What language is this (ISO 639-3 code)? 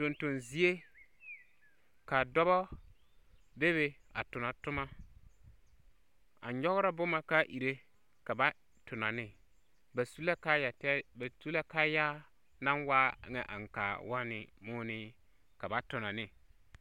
dga